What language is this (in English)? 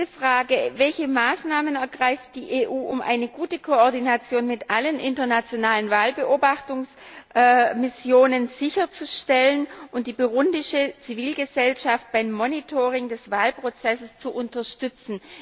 German